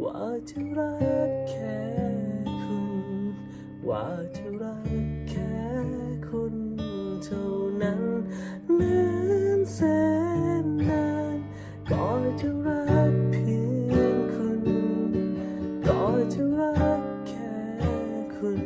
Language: Thai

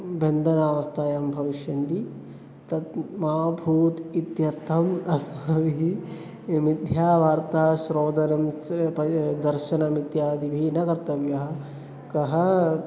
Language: Sanskrit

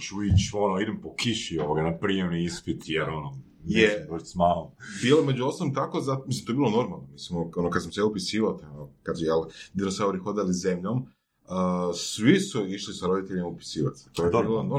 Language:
Croatian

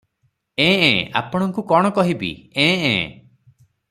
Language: Odia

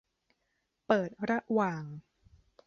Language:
Thai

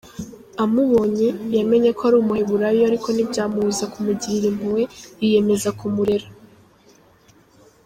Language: Kinyarwanda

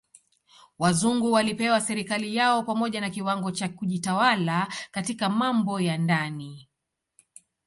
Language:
Swahili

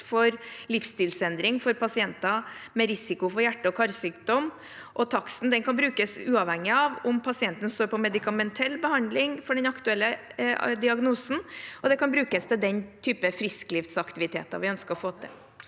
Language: Norwegian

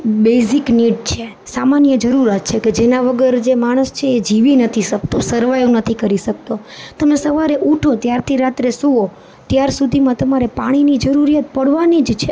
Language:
Gujarati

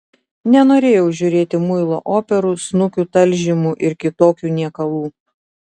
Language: Lithuanian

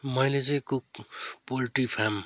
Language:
Nepali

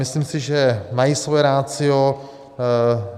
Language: Czech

